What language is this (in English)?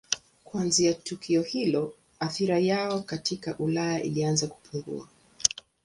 Swahili